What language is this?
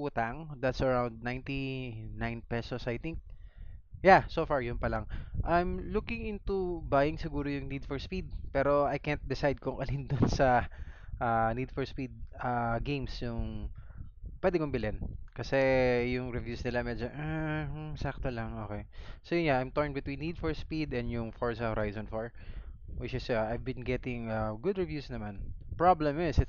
Filipino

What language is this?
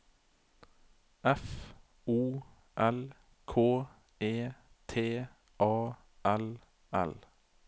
Norwegian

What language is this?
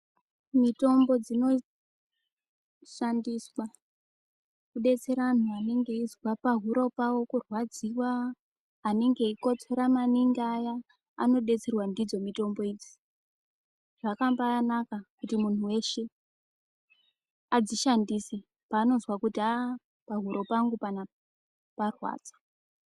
Ndau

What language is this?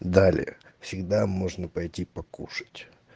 Russian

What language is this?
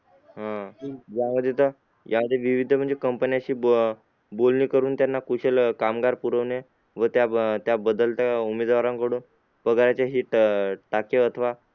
Marathi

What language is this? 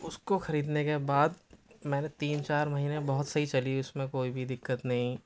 Urdu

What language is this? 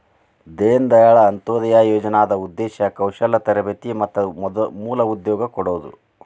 Kannada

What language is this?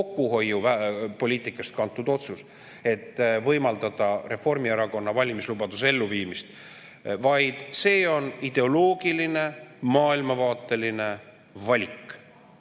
Estonian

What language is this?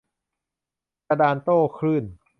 Thai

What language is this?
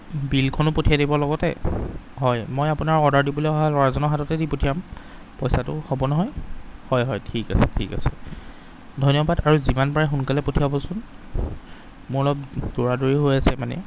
Assamese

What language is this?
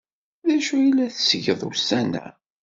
Kabyle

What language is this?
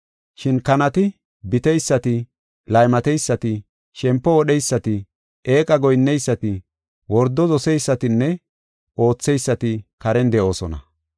Gofa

